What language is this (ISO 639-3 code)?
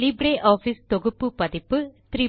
tam